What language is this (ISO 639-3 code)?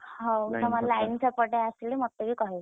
ori